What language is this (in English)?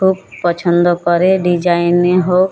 Bangla